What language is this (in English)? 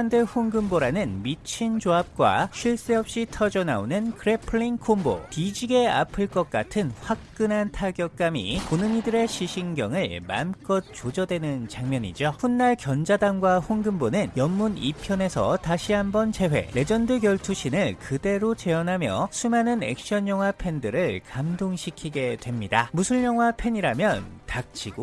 Korean